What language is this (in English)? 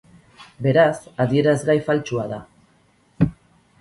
Basque